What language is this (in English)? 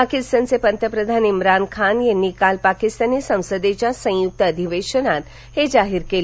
Marathi